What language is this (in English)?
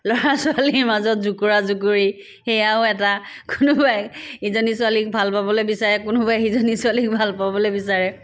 Assamese